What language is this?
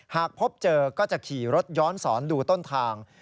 Thai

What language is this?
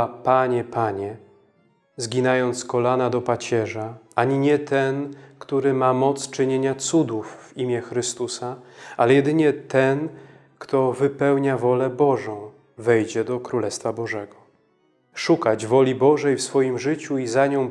Polish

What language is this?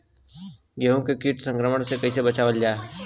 Bhojpuri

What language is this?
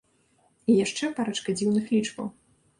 Belarusian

